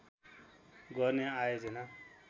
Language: Nepali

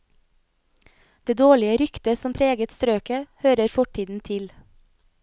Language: Norwegian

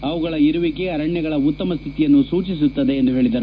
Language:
Kannada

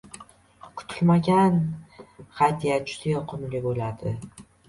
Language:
Uzbek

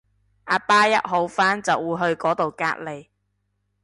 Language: Cantonese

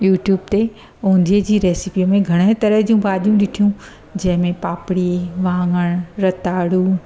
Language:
Sindhi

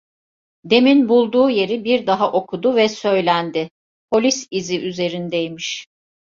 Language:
Turkish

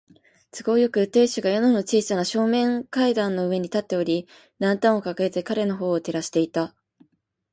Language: Japanese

